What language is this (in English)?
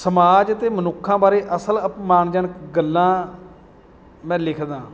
Punjabi